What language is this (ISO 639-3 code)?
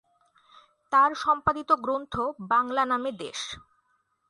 ben